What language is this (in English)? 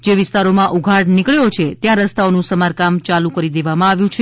Gujarati